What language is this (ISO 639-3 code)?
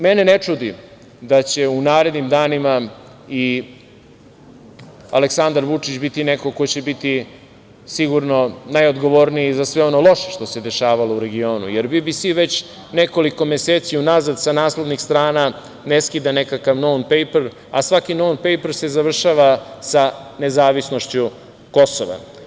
srp